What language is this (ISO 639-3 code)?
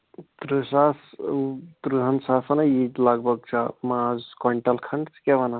kas